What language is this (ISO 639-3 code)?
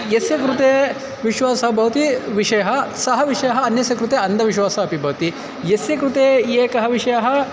san